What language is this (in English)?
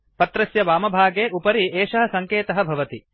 Sanskrit